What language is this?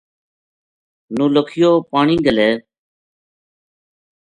Gujari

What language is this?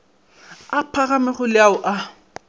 Northern Sotho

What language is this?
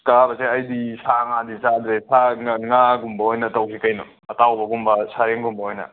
Manipuri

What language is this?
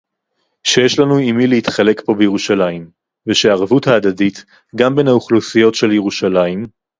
Hebrew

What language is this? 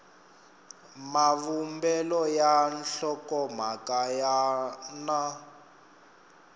Tsonga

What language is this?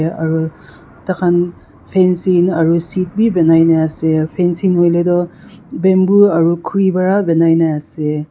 Naga Pidgin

